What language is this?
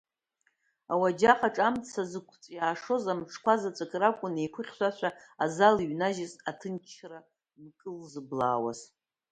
Abkhazian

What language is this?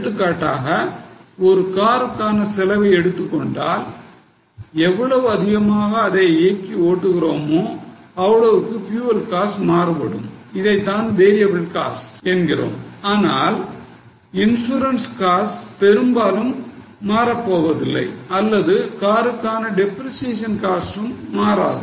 Tamil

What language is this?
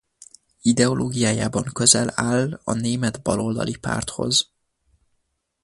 Hungarian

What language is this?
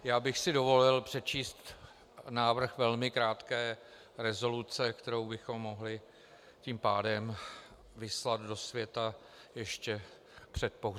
Czech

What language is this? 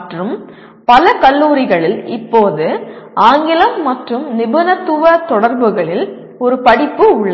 Tamil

